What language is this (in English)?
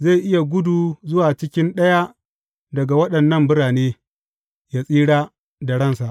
Hausa